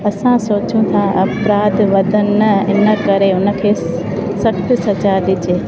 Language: Sindhi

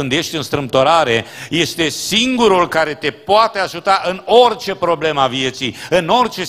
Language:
Romanian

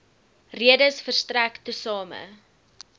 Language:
Afrikaans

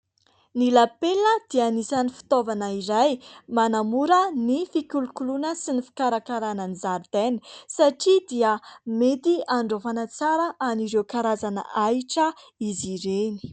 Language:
Malagasy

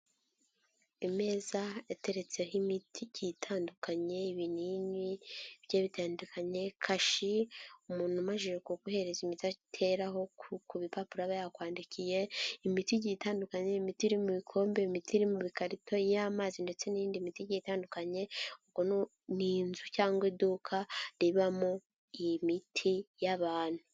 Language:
Kinyarwanda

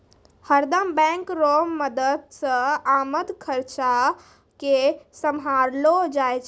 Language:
Maithili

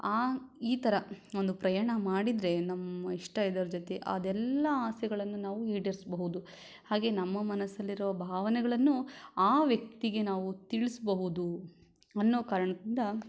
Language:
Kannada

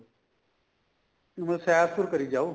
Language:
Punjabi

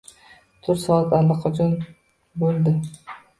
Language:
Uzbek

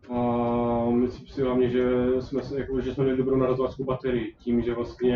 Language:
Czech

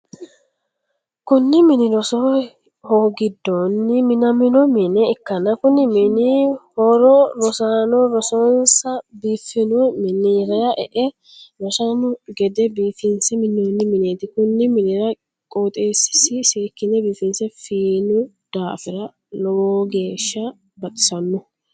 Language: Sidamo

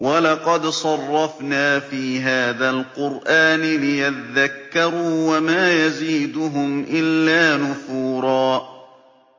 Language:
Arabic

